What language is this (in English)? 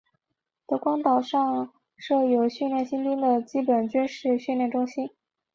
Chinese